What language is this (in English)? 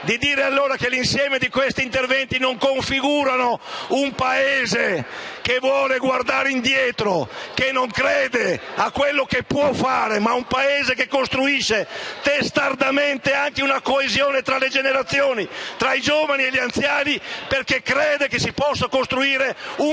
Italian